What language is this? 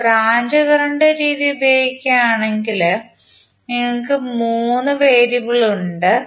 Malayalam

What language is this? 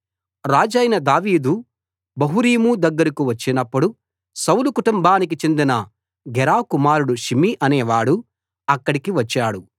Telugu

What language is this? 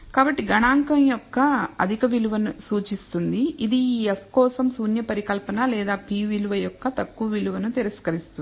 Telugu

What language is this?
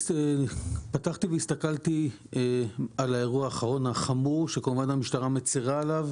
Hebrew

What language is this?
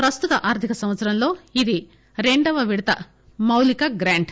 Telugu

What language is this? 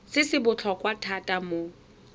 Tswana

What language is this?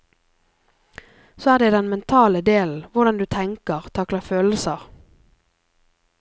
Norwegian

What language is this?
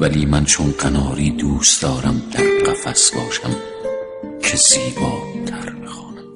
Persian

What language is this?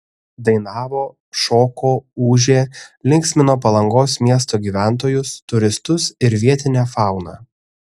Lithuanian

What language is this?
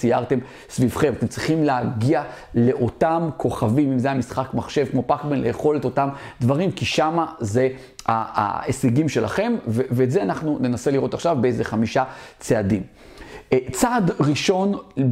Hebrew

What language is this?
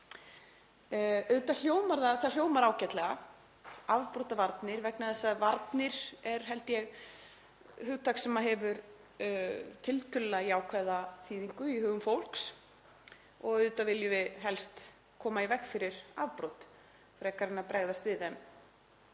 Icelandic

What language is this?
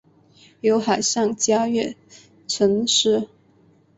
Chinese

